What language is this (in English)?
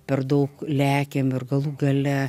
Lithuanian